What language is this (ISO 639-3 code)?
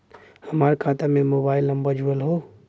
bho